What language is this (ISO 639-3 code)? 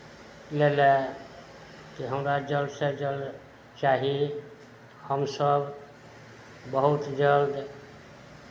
mai